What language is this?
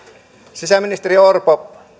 Finnish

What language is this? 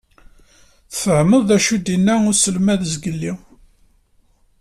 Kabyle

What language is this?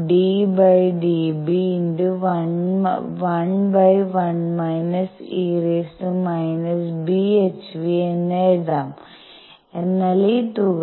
Malayalam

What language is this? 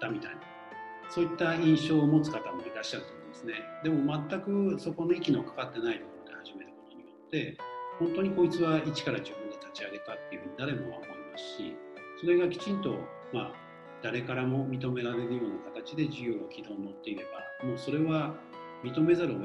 Japanese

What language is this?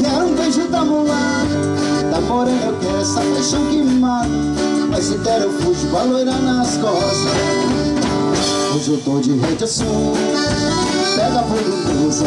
Greek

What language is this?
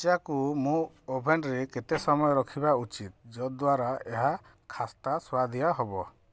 Odia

